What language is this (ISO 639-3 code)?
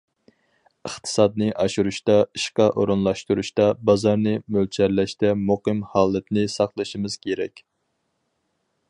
uig